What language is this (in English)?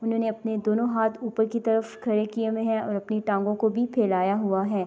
Urdu